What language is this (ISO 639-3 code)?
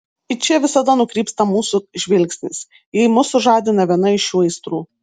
lit